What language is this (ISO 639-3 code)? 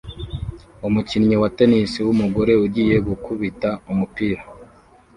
kin